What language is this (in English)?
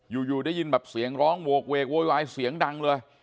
Thai